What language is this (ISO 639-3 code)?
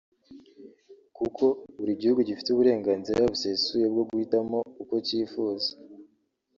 kin